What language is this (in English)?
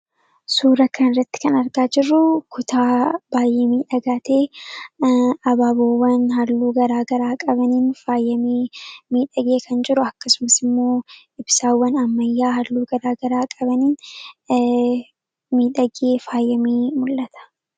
Oromo